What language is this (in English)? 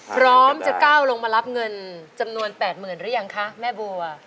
Thai